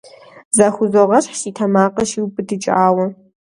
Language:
Kabardian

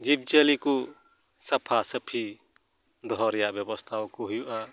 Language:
Santali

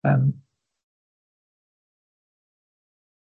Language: Welsh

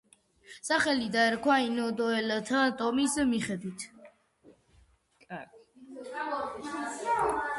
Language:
Georgian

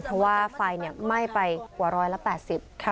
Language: Thai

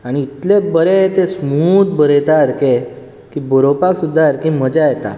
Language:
Konkani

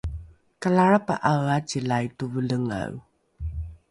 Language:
Rukai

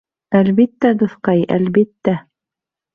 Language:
Bashkir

